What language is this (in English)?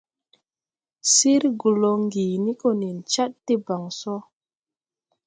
Tupuri